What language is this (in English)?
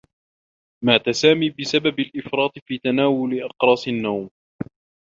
Arabic